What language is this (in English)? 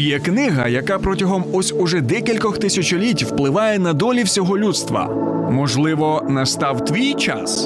Ukrainian